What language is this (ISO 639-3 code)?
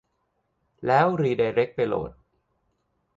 tha